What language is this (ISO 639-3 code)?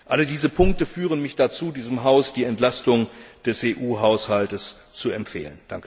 deu